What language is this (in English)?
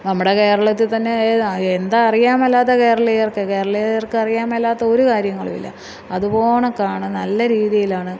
Malayalam